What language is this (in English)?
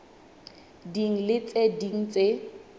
Southern Sotho